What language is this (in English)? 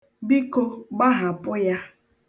Igbo